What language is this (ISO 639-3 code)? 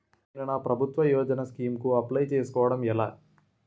tel